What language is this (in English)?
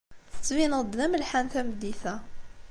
Kabyle